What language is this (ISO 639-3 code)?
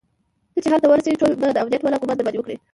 pus